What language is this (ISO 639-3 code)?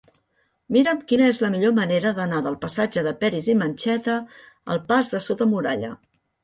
cat